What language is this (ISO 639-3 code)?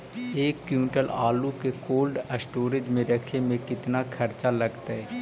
mag